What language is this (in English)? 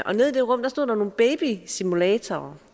Danish